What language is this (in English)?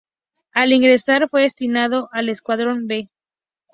Spanish